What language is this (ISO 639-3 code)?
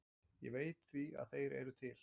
isl